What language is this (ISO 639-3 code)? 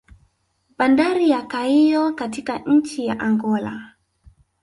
swa